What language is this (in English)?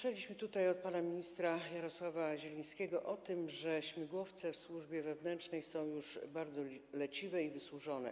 Polish